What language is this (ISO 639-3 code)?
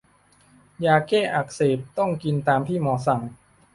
tha